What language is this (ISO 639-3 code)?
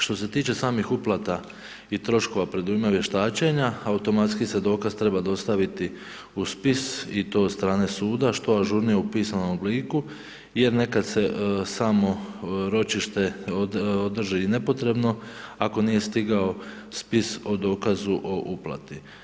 hrv